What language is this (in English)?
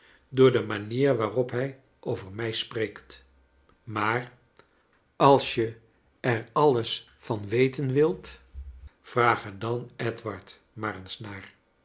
Dutch